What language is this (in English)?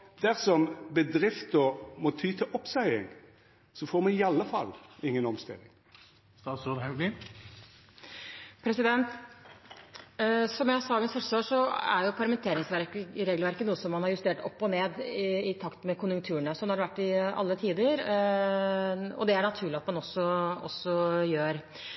Norwegian